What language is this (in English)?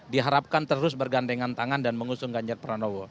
Indonesian